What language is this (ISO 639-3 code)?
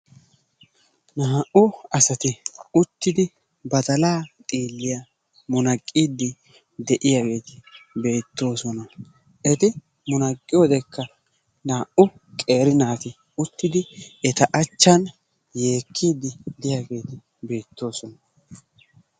wal